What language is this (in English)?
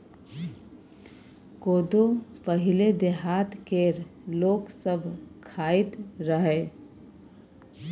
Maithili